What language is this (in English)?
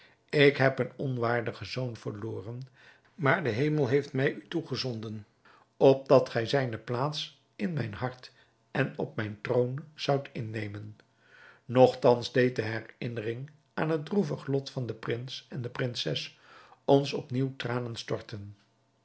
Dutch